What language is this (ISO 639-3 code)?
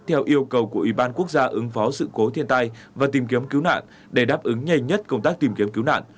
vie